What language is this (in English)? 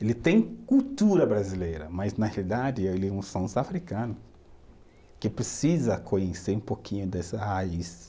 Portuguese